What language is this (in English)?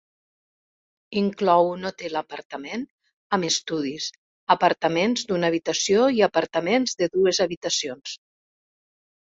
Catalan